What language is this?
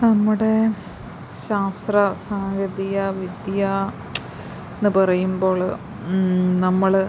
Malayalam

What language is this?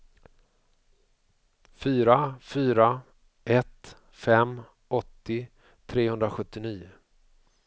Swedish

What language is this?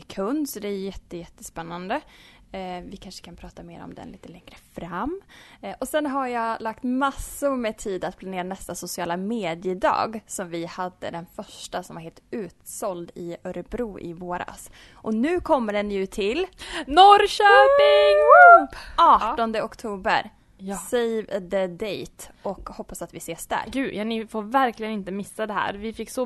Swedish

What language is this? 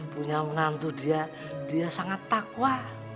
Indonesian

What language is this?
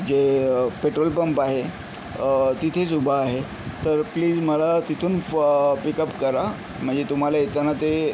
Marathi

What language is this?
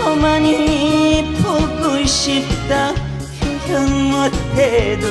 Korean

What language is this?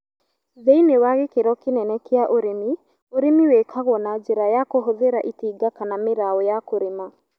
Kikuyu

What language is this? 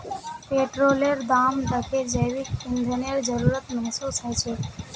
Magahi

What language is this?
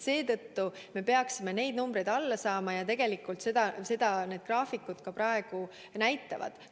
Estonian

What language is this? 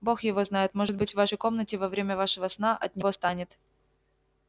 Russian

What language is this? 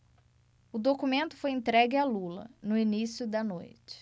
Portuguese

